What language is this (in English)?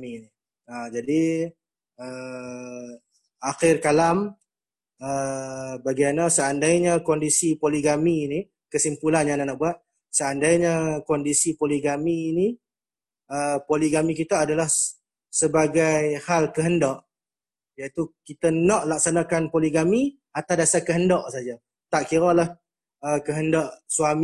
Malay